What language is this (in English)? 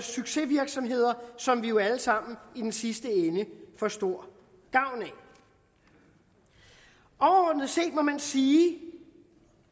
Danish